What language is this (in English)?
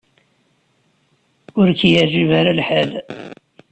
Kabyle